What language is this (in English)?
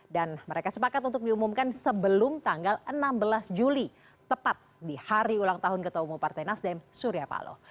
Indonesian